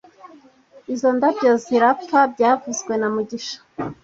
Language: Kinyarwanda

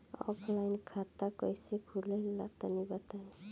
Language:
Bhojpuri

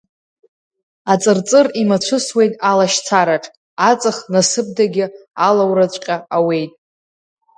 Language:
Abkhazian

